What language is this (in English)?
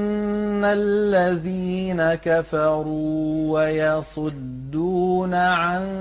Arabic